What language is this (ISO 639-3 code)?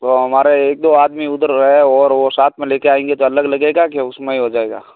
hin